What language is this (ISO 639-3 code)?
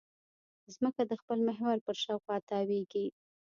pus